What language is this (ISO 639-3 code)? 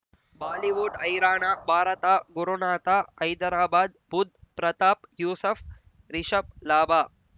kan